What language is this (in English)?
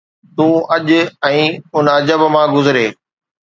Sindhi